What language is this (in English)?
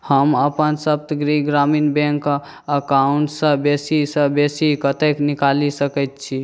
Maithili